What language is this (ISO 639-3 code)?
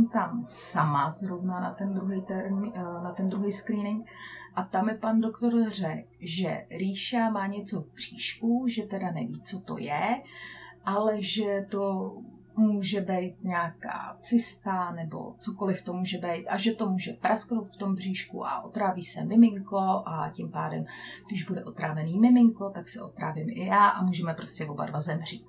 ces